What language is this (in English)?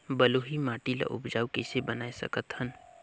Chhattisgarhi